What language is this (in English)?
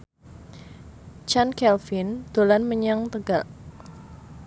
Javanese